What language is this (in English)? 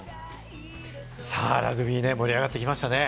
Japanese